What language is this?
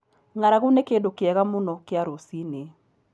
Kikuyu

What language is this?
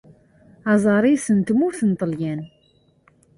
Kabyle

